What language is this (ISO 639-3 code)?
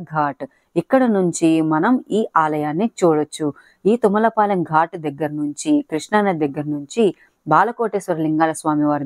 ron